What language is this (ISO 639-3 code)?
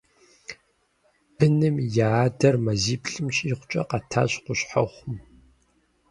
kbd